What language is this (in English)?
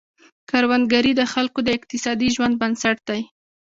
Pashto